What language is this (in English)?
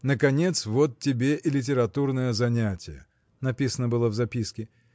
Russian